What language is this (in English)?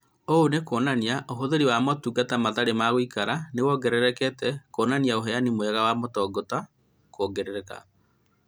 Kikuyu